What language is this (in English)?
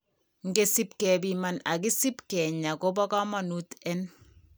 Kalenjin